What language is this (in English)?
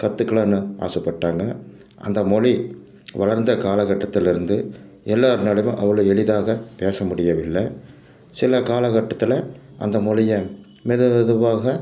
Tamil